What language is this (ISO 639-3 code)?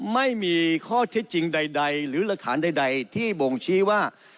tha